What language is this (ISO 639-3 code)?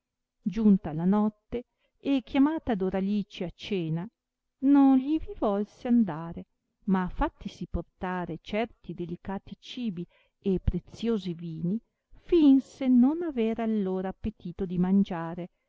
ita